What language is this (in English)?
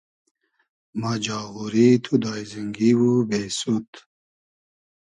Hazaragi